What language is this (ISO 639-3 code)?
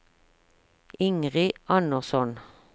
nor